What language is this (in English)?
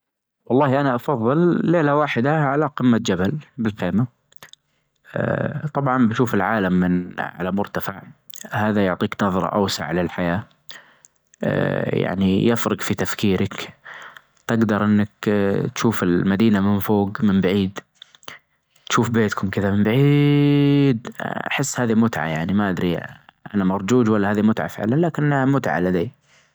Najdi Arabic